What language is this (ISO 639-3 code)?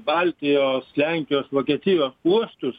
lit